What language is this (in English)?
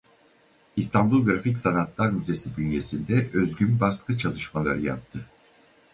Turkish